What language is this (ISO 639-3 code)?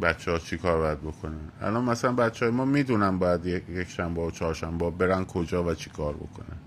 fas